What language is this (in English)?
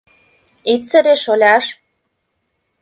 Mari